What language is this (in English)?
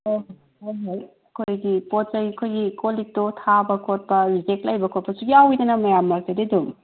Manipuri